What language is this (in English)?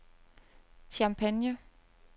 Danish